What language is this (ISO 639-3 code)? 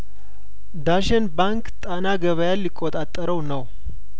amh